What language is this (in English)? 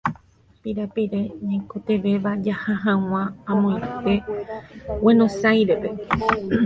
Guarani